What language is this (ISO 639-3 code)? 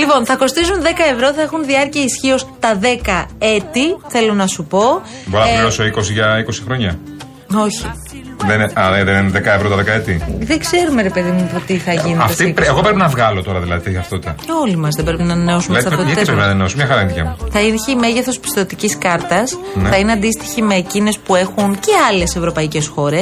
ell